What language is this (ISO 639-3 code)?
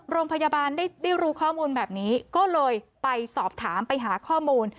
tha